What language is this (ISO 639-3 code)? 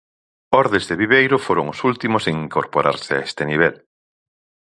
glg